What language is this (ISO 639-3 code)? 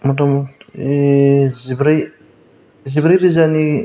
brx